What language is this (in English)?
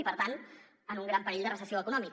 Catalan